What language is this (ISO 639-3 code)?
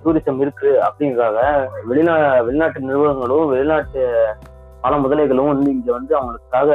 tam